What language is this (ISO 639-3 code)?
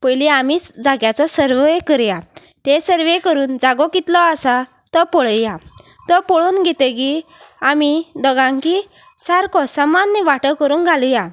kok